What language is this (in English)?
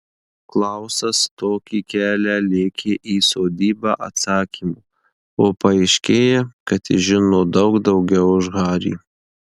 Lithuanian